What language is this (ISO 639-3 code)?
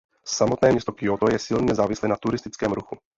ces